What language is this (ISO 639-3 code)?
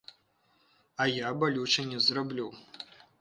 bel